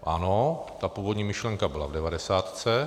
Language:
Czech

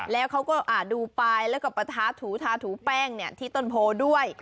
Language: Thai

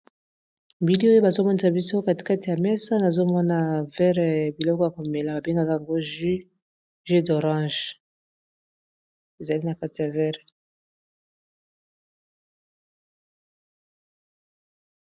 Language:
Lingala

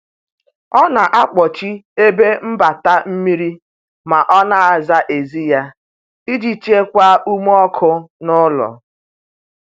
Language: Igbo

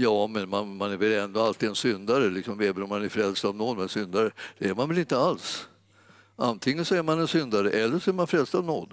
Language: Swedish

